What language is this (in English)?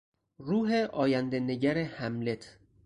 Persian